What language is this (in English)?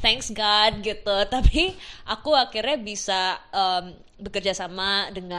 Indonesian